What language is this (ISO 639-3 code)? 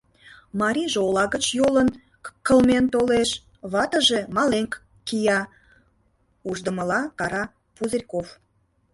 chm